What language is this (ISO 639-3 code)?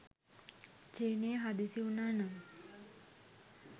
sin